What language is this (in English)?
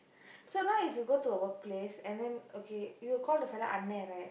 English